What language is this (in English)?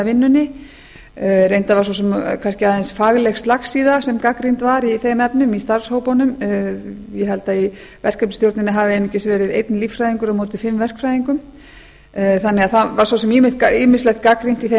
Icelandic